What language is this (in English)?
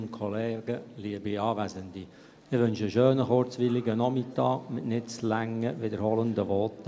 Swiss German